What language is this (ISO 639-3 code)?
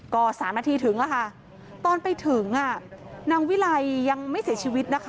tha